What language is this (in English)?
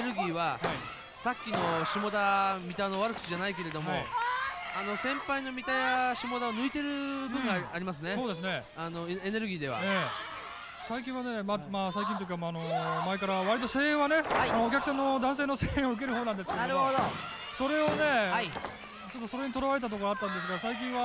Japanese